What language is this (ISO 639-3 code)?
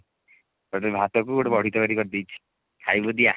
ori